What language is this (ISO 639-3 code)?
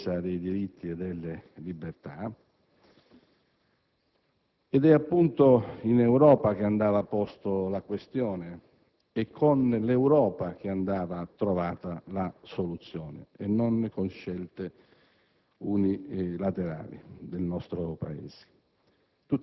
ita